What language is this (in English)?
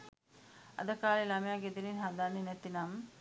Sinhala